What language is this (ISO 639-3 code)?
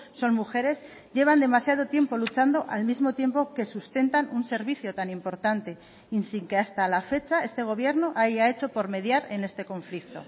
spa